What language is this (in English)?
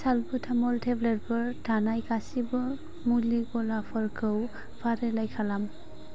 Bodo